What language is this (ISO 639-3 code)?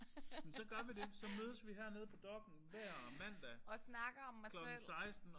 dan